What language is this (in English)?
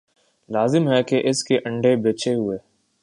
Urdu